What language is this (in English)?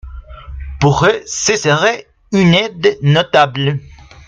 French